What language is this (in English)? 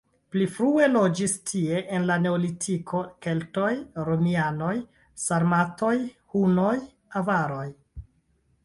Esperanto